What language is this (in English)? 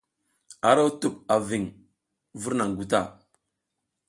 South Giziga